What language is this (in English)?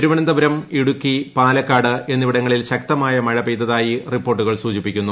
Malayalam